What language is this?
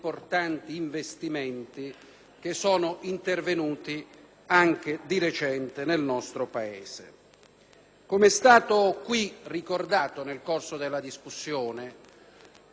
Italian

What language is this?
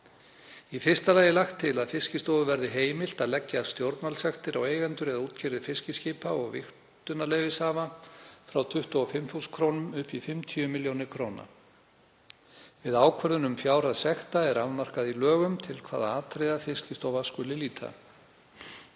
Icelandic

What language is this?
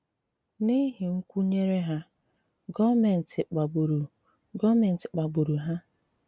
Igbo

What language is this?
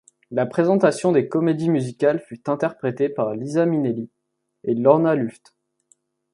French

